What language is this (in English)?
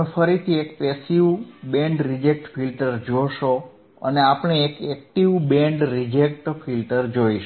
Gujarati